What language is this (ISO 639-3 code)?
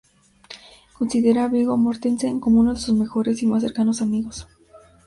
spa